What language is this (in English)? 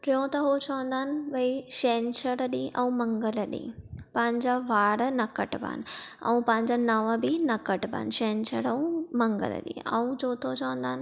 Sindhi